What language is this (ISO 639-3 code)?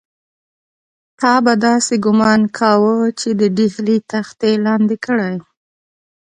pus